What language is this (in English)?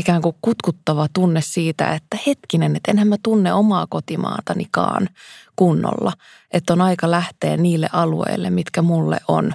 Finnish